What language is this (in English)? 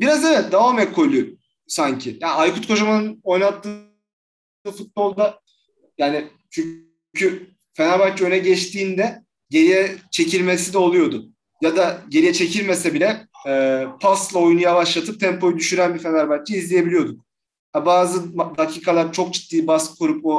Turkish